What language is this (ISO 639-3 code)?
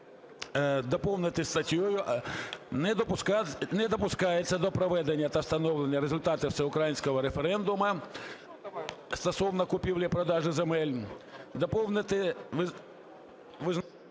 ukr